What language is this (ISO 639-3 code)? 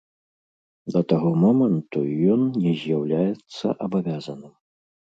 bel